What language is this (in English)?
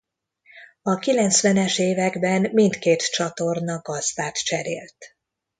Hungarian